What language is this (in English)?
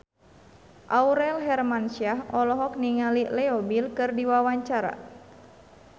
Sundanese